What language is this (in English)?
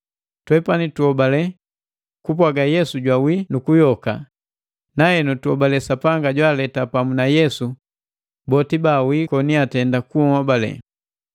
Matengo